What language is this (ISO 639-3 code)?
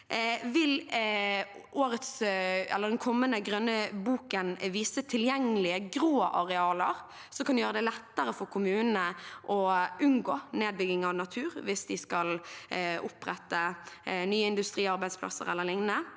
nor